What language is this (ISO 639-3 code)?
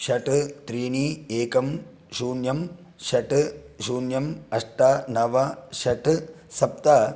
san